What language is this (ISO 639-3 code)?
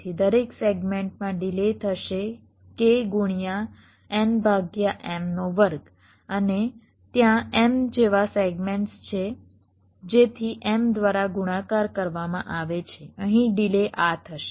guj